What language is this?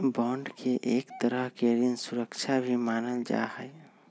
Magahi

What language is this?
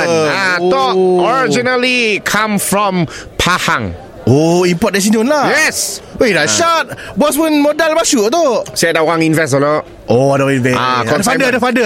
Malay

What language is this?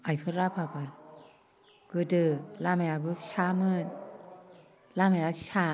Bodo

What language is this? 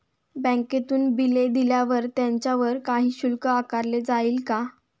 Marathi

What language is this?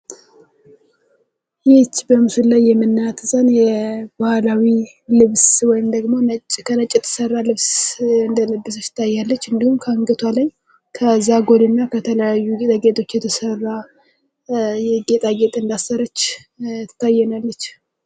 Amharic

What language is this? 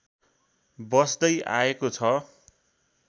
Nepali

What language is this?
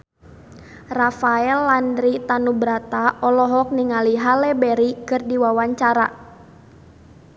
Sundanese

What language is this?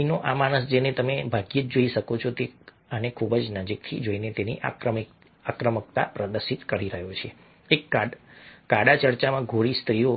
Gujarati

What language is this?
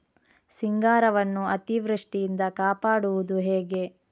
Kannada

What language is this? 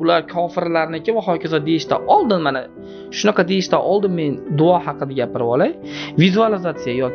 Turkish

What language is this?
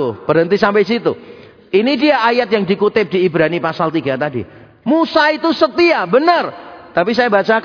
Indonesian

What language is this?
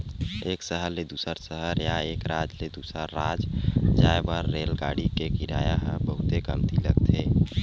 Chhattisgarhi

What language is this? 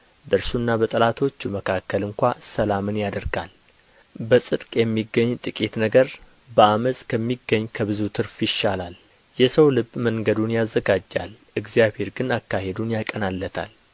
Amharic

